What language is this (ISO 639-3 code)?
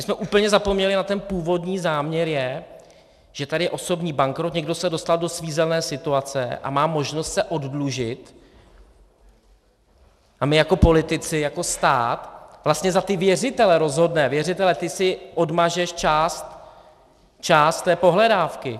ces